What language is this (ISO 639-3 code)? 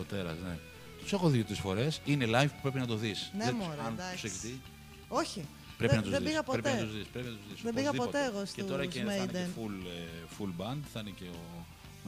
ell